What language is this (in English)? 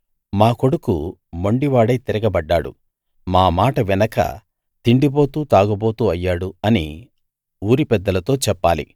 Telugu